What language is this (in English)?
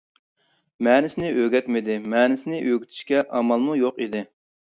Uyghur